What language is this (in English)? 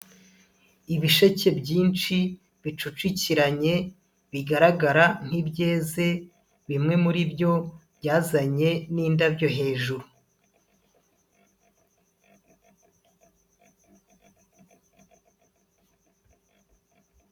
Kinyarwanda